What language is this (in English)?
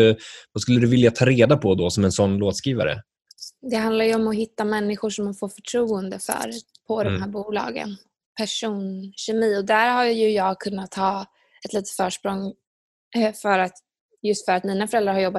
Swedish